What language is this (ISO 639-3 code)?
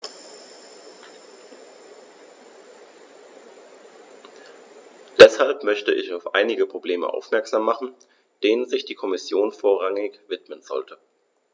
deu